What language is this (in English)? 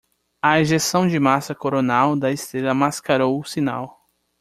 Portuguese